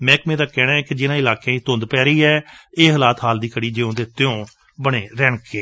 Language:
Punjabi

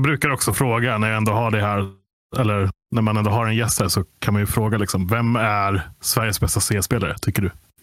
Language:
Swedish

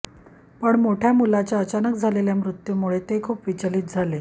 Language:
Marathi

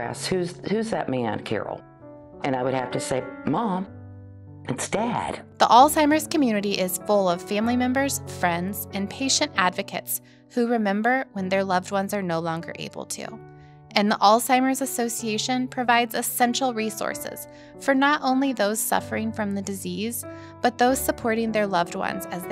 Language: English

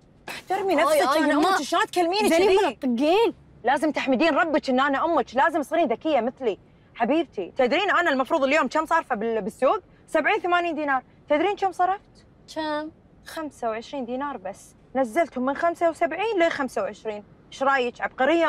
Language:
Arabic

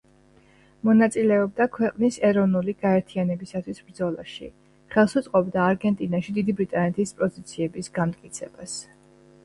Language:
Georgian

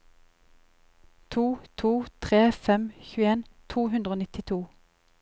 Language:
Norwegian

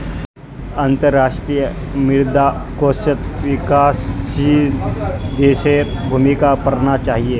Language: Magahi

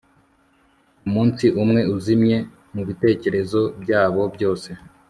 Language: Kinyarwanda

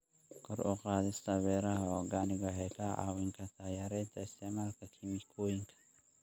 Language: Somali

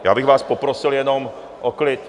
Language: Czech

